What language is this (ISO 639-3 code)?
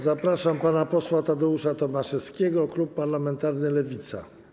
pol